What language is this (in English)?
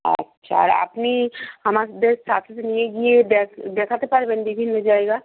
Bangla